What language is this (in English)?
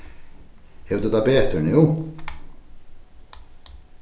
Faroese